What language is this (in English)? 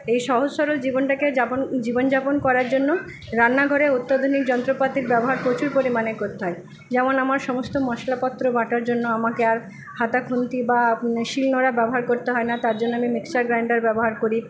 Bangla